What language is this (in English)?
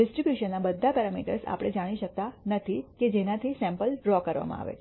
Gujarati